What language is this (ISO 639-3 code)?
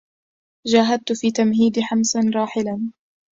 ara